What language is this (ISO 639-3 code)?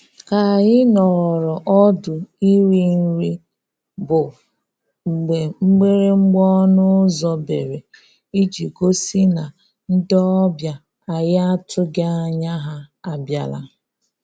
ibo